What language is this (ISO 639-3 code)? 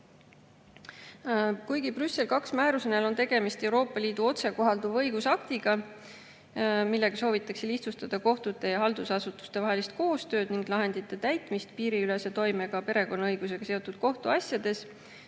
est